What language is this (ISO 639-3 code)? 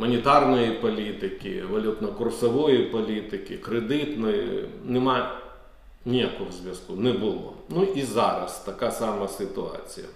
ukr